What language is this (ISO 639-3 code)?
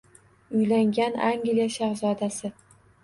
uzb